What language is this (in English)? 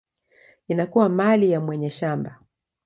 Swahili